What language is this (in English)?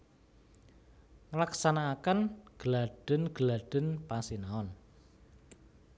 Javanese